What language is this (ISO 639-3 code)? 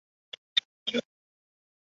zho